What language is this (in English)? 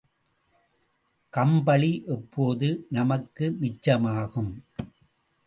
Tamil